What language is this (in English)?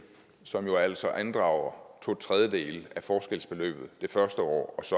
Danish